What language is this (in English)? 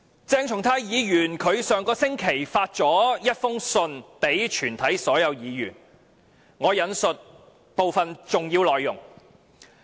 Cantonese